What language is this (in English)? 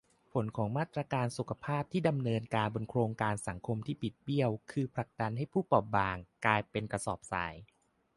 Thai